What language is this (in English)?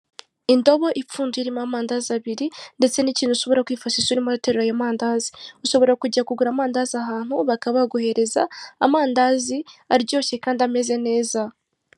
Kinyarwanda